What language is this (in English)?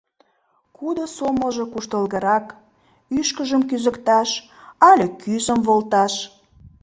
Mari